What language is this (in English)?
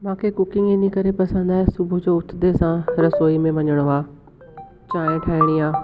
Sindhi